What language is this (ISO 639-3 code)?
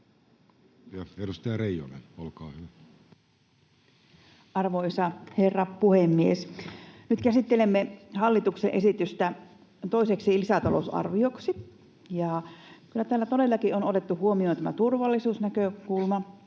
fin